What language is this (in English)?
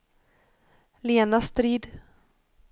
Swedish